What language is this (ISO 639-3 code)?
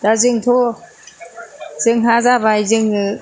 brx